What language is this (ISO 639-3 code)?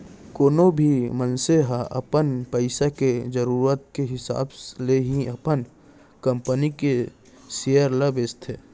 hne